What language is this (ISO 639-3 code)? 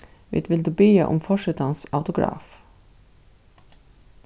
fao